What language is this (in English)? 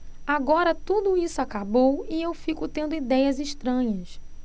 Portuguese